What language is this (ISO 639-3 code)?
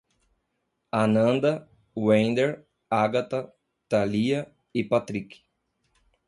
por